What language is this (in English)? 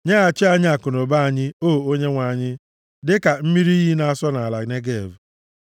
Igbo